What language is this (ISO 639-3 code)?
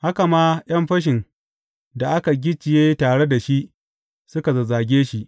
hau